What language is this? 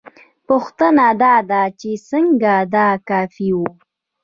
Pashto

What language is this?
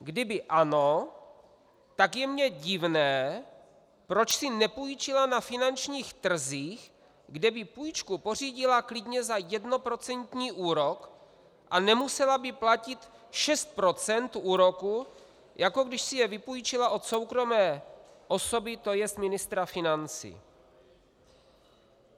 Czech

